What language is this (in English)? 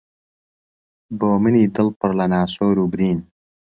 Central Kurdish